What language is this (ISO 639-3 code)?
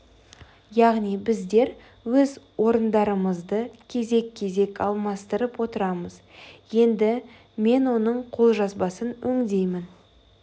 kaz